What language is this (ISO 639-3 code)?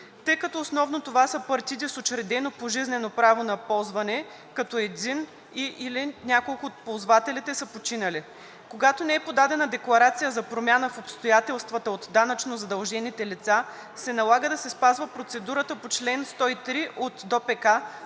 bul